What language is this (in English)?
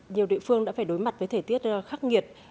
Vietnamese